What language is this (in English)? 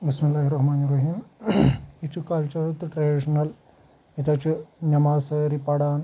Kashmiri